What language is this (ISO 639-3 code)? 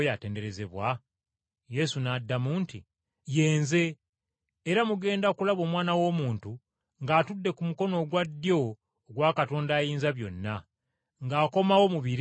lug